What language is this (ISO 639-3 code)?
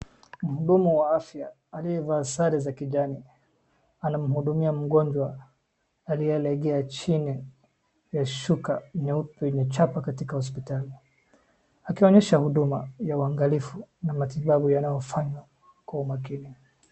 swa